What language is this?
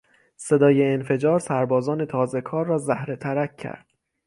Persian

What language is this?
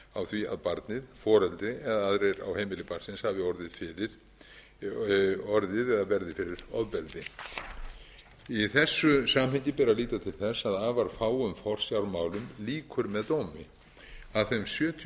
Icelandic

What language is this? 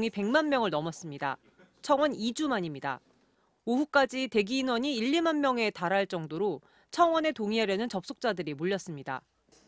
Korean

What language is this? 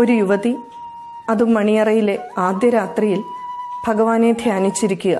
Malayalam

